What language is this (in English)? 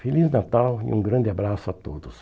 Portuguese